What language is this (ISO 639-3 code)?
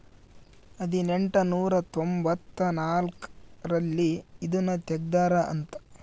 kan